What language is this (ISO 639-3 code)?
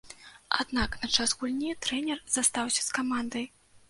bel